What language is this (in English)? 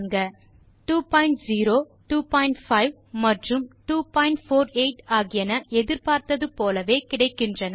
Tamil